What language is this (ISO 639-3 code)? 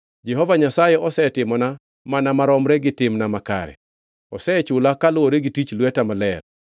luo